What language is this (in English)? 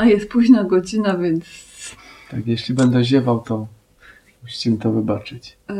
Polish